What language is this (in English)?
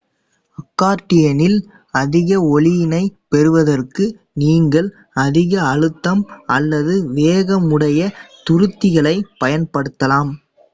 Tamil